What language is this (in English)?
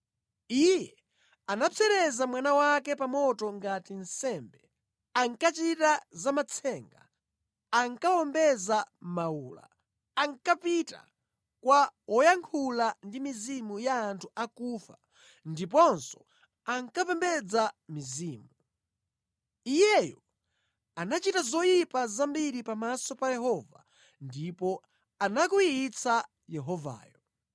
Nyanja